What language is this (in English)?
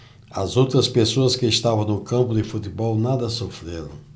Portuguese